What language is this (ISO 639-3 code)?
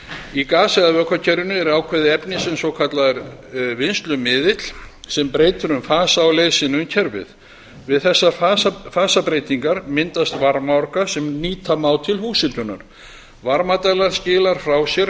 isl